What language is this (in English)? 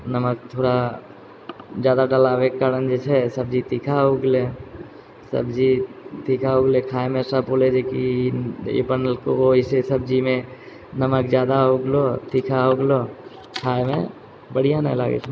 Maithili